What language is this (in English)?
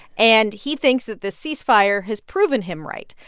English